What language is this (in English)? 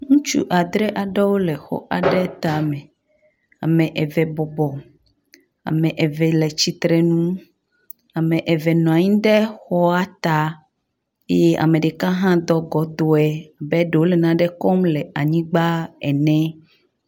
Ewe